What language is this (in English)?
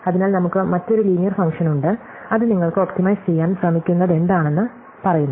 Malayalam